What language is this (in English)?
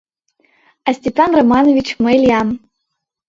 Mari